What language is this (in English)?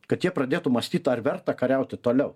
Lithuanian